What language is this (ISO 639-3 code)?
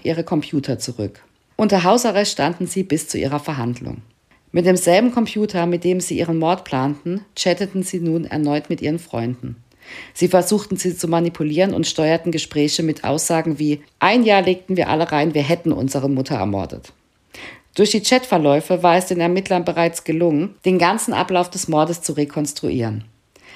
deu